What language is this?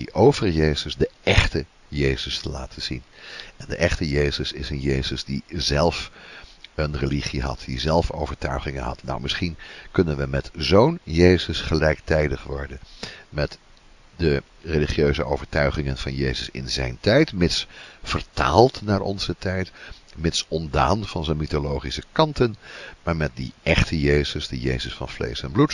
Dutch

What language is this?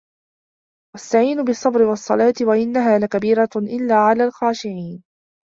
Arabic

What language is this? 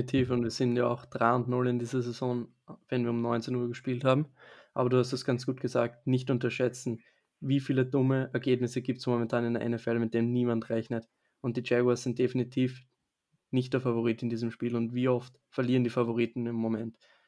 German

